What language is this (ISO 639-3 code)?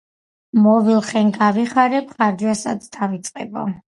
kat